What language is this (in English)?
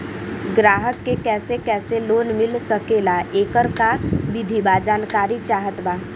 Bhojpuri